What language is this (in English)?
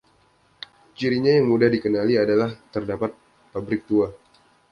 Indonesian